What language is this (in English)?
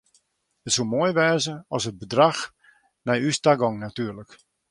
Western Frisian